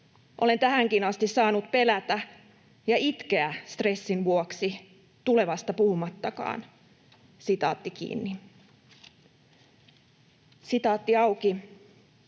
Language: Finnish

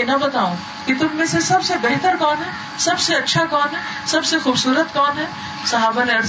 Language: Urdu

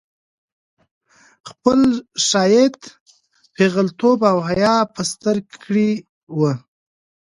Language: Pashto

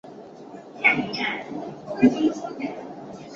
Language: Chinese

